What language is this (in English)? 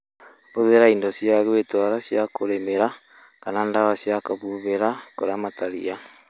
Kikuyu